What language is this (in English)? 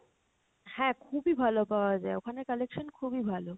Bangla